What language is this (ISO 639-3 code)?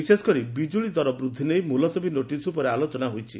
ori